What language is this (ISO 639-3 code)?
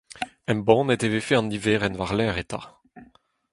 bre